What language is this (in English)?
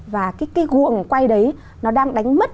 Vietnamese